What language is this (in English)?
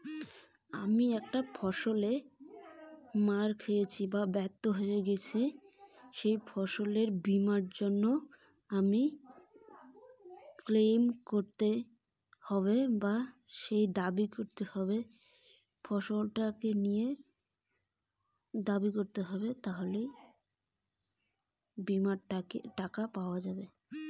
Bangla